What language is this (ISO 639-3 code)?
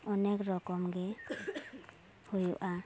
sat